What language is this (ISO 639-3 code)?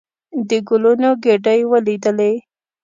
pus